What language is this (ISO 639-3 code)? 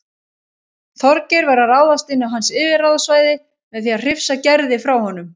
isl